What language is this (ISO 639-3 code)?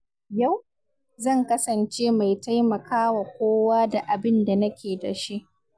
hau